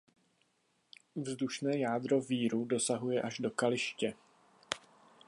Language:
Czech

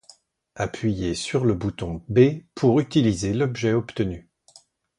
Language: French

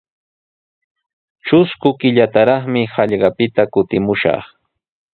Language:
Sihuas Ancash Quechua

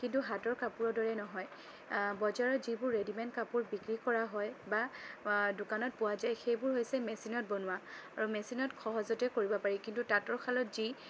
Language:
Assamese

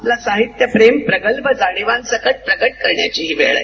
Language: Marathi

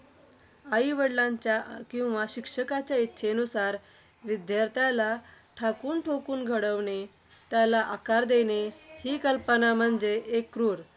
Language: Marathi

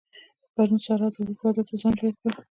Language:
Pashto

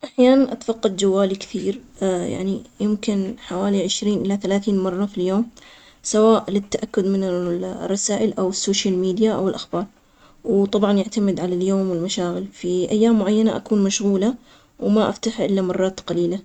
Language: Omani Arabic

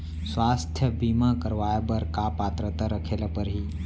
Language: Chhattisgarhi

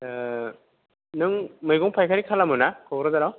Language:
Bodo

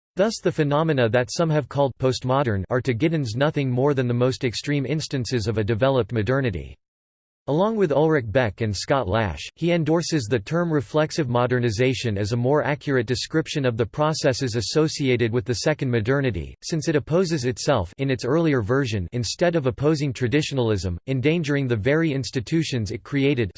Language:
English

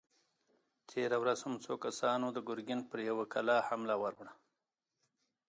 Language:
Pashto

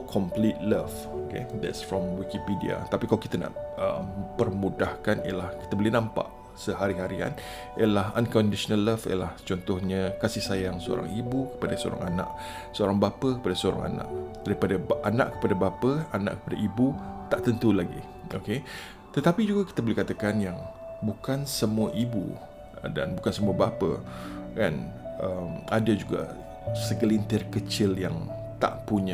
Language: Malay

